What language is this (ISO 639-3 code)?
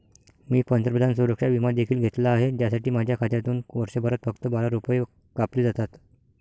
mar